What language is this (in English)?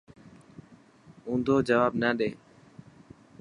Dhatki